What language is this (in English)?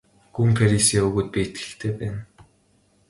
Mongolian